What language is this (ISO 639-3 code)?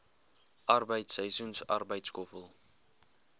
afr